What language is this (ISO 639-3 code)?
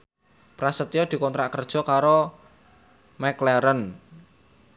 jav